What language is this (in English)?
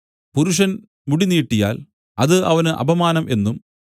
Malayalam